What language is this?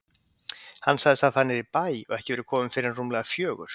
Icelandic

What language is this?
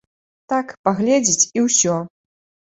Belarusian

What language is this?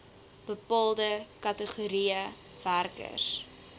Afrikaans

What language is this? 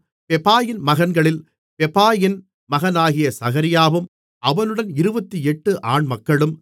Tamil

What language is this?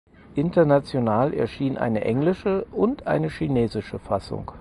German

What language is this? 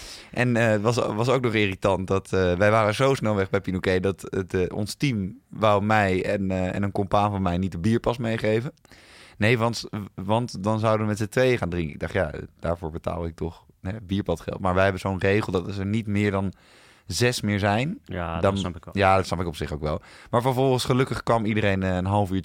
Dutch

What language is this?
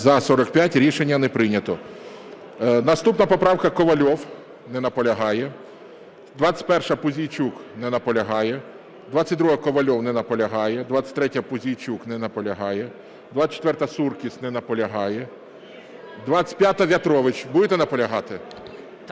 Ukrainian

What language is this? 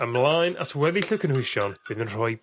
Welsh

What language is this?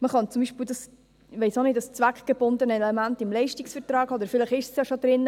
Swiss German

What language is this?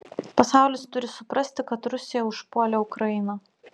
Lithuanian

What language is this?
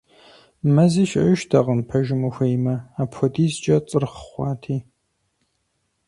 Kabardian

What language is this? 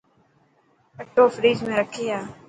Dhatki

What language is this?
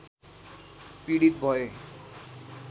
Nepali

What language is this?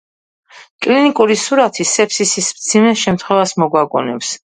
Georgian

